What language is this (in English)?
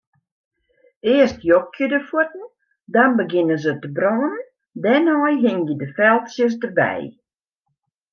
Western Frisian